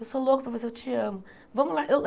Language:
Portuguese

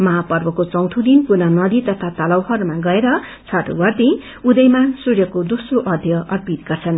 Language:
Nepali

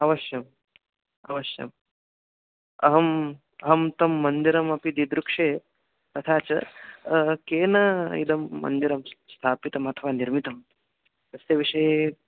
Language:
Sanskrit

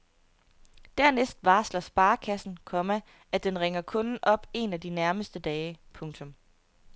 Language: Danish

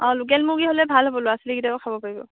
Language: Assamese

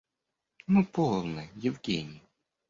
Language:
Russian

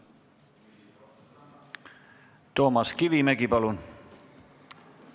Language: Estonian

